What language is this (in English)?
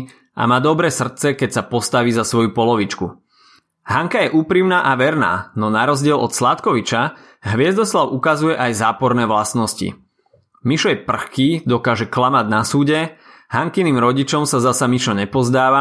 Slovak